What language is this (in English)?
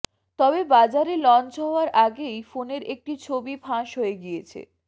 Bangla